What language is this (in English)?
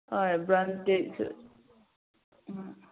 Manipuri